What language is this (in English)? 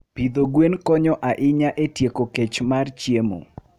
Luo (Kenya and Tanzania)